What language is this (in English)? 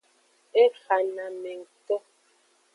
Aja (Benin)